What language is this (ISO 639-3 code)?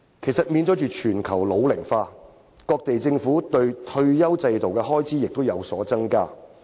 yue